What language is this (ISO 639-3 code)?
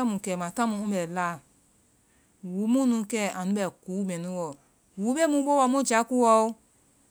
vai